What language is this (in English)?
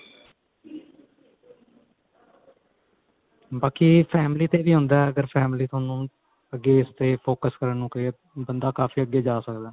Punjabi